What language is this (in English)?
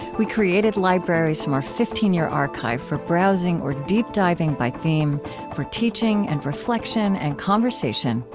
English